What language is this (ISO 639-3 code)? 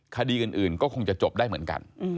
tha